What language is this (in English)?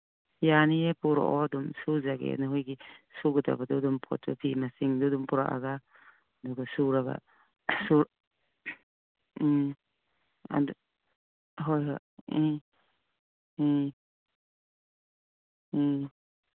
Manipuri